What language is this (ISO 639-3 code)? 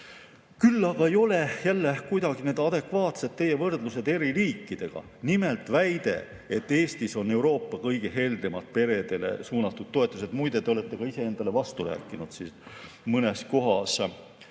est